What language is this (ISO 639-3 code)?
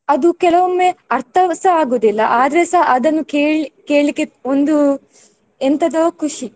kan